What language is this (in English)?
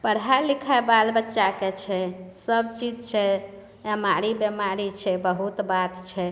Maithili